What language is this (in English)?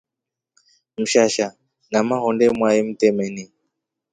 Rombo